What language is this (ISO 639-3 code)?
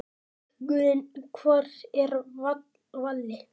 isl